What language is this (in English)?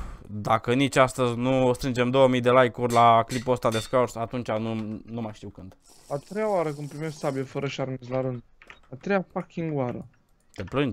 Romanian